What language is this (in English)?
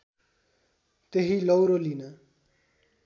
Nepali